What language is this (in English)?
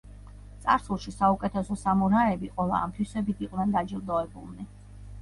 Georgian